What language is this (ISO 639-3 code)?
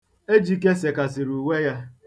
ibo